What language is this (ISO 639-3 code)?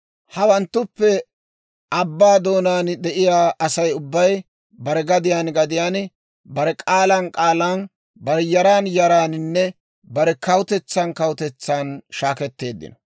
dwr